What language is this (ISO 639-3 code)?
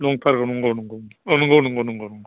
brx